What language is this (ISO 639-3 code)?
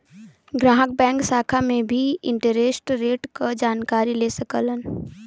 bho